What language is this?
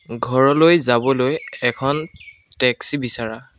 Assamese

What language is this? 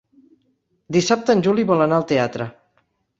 Catalan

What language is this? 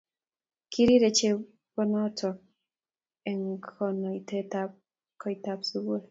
Kalenjin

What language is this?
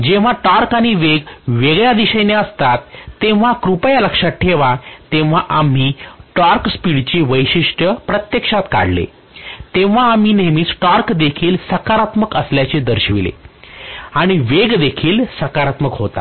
Marathi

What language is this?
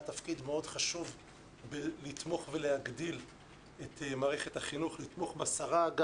Hebrew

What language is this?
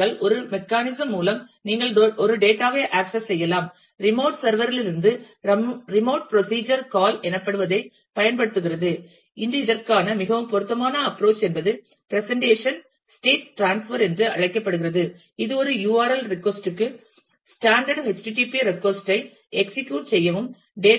Tamil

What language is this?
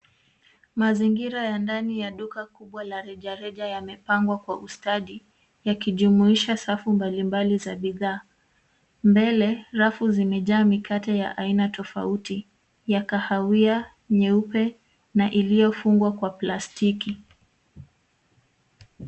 Swahili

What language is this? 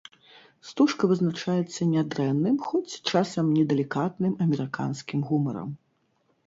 Belarusian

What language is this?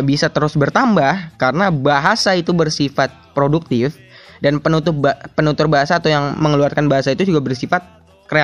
Indonesian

